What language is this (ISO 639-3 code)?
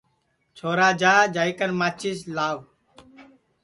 ssi